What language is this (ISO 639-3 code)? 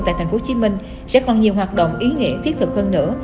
vie